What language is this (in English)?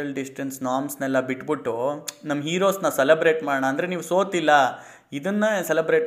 Kannada